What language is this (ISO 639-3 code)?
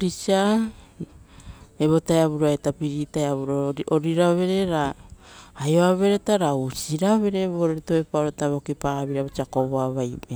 roo